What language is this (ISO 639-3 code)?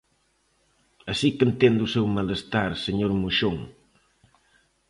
glg